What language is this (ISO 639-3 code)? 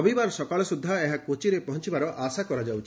ori